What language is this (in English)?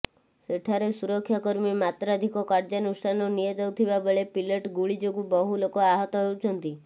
Odia